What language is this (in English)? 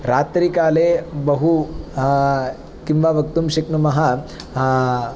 Sanskrit